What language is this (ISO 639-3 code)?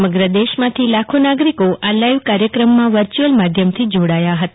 guj